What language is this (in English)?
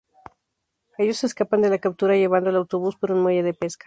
Spanish